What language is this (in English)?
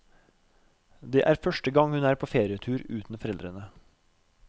Norwegian